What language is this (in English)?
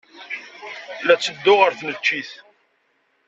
Kabyle